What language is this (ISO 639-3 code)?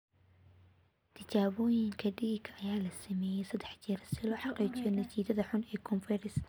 som